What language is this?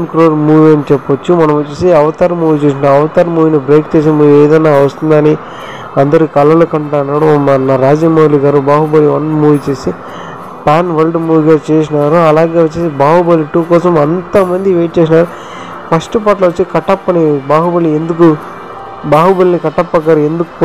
Telugu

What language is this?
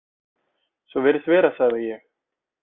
Icelandic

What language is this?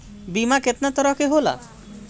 Bhojpuri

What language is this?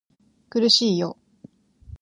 Japanese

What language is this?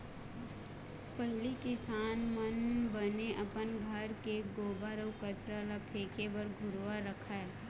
Chhattisgarhi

